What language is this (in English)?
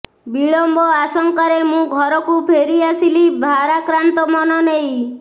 Odia